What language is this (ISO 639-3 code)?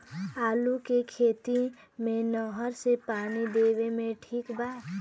bho